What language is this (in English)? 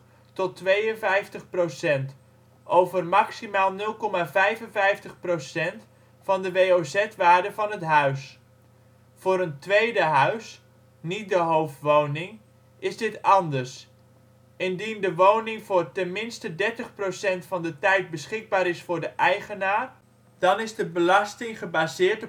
Dutch